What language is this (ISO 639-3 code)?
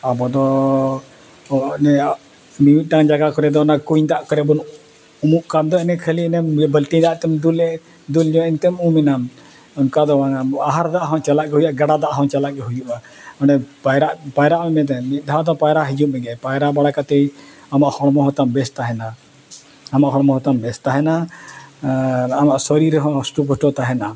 sat